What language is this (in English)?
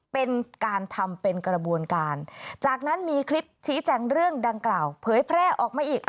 Thai